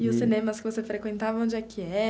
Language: Portuguese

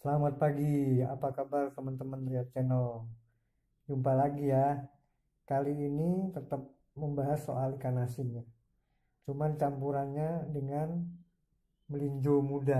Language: Indonesian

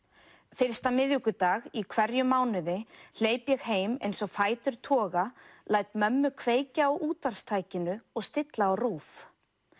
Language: Icelandic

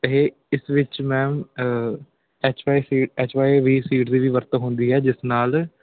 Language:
Punjabi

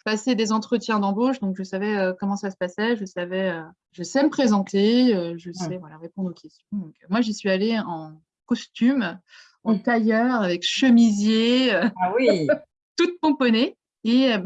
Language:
French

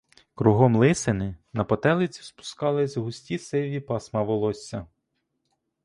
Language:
Ukrainian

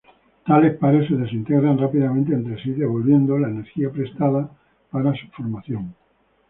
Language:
Spanish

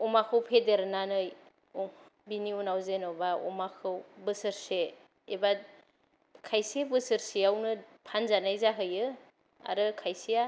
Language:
Bodo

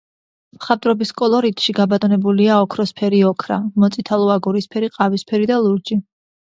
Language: Georgian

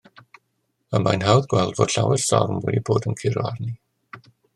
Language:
Welsh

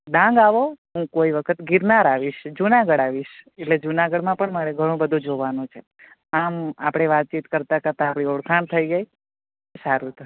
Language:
Gujarati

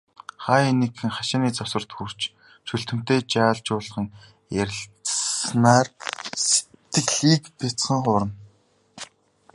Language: Mongolian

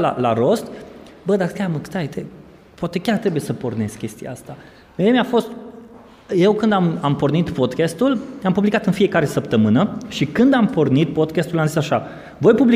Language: Romanian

